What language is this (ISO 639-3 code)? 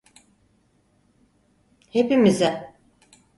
tur